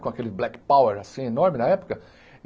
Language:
Portuguese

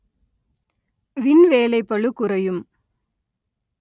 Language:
Tamil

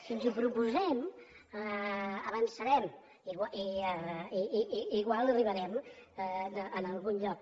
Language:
Catalan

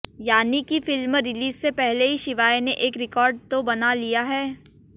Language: Hindi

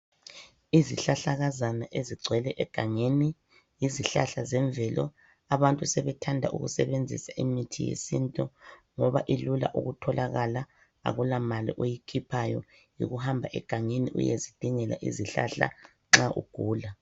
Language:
North Ndebele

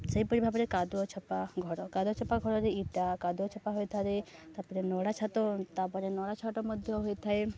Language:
Odia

